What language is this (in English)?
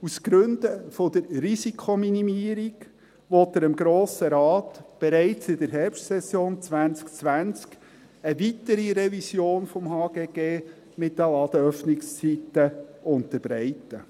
Swiss German